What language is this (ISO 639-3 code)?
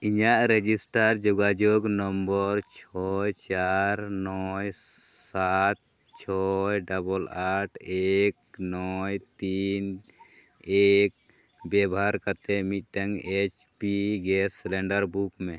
sat